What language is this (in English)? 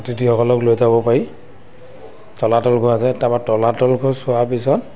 Assamese